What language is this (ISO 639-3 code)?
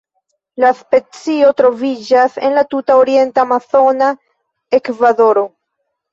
epo